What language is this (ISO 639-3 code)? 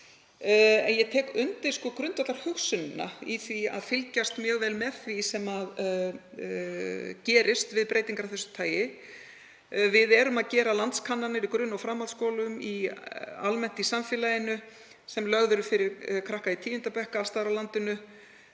isl